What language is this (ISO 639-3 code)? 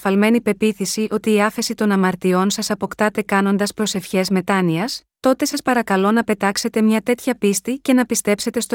ell